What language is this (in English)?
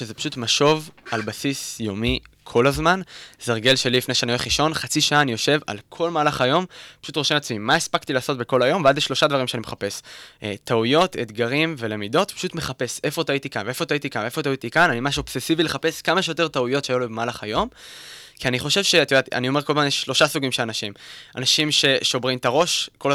Hebrew